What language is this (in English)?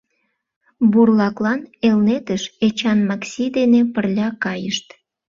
Mari